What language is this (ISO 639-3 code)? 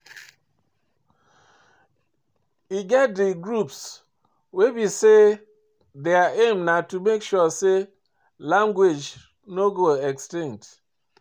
pcm